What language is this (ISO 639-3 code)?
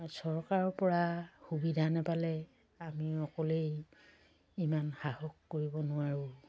asm